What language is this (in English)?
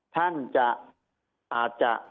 Thai